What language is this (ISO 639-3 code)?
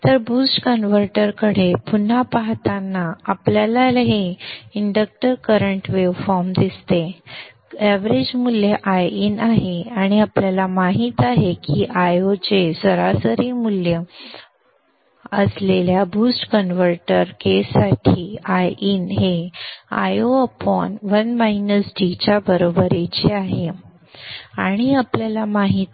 mar